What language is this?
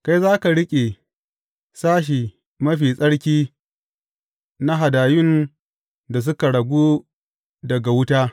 Hausa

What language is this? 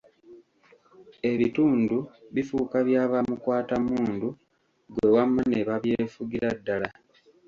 Ganda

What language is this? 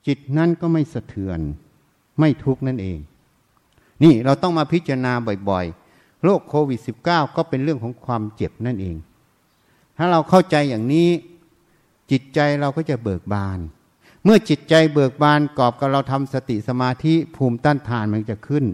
Thai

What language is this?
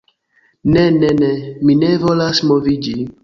Esperanto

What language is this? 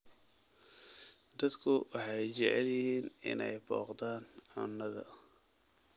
Somali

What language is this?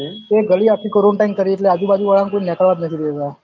Gujarati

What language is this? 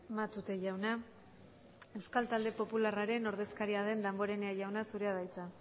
Basque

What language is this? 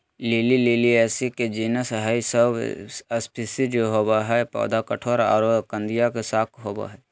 Magahi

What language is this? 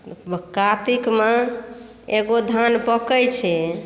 Maithili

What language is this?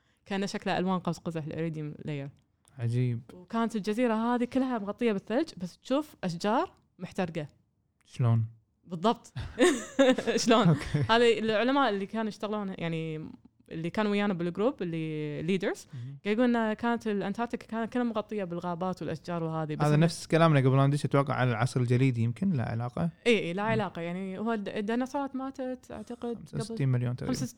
Arabic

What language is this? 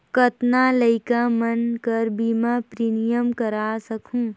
Chhattisgarhi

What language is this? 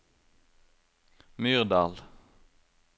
Norwegian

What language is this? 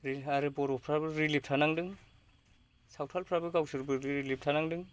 Bodo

